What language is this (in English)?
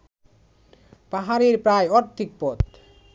Bangla